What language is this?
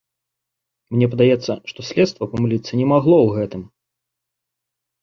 Belarusian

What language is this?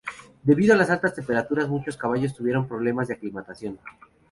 Spanish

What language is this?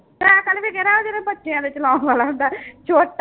Punjabi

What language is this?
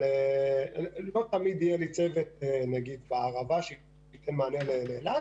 Hebrew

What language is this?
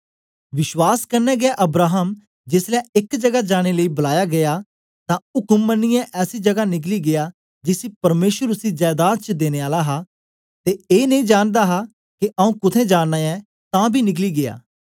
Dogri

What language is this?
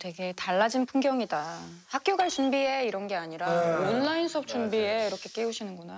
Korean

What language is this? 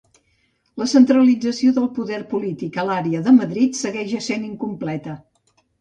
Catalan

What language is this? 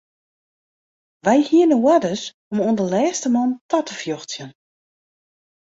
Western Frisian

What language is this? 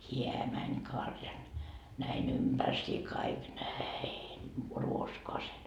Finnish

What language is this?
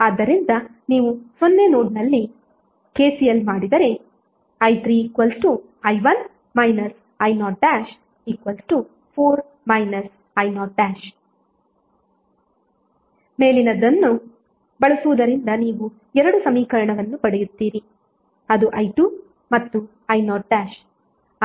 Kannada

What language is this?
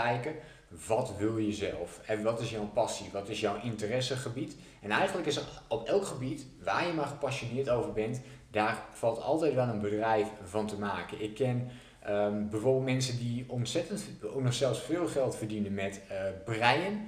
Dutch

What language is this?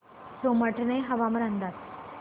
Marathi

